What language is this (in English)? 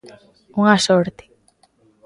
Galician